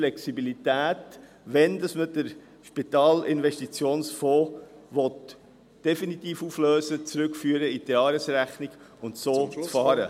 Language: Swiss German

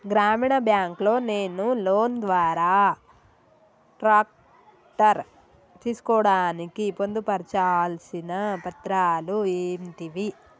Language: Telugu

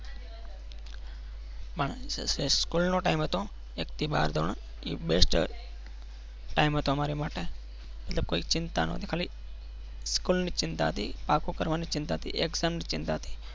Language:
Gujarati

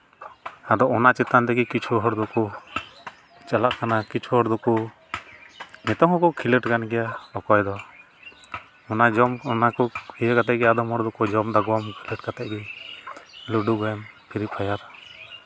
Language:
Santali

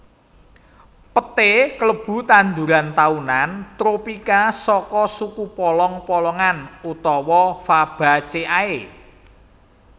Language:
Javanese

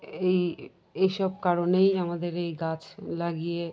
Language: Bangla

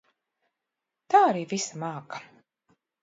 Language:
Latvian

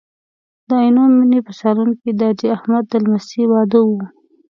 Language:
Pashto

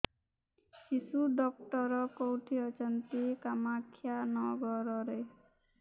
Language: Odia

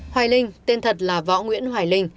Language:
Vietnamese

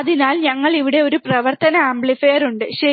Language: Malayalam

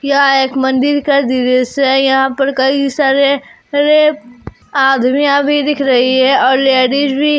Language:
Hindi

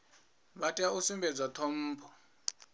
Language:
Venda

